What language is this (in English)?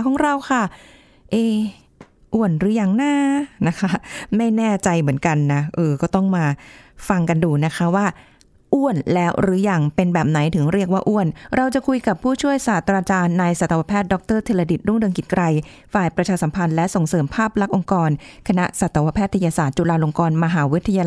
Thai